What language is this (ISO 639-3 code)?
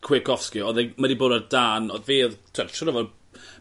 cym